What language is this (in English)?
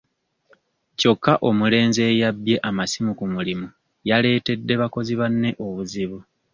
Ganda